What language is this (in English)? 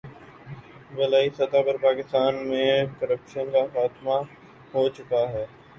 Urdu